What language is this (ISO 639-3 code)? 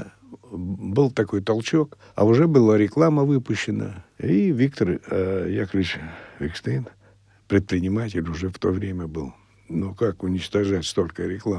rus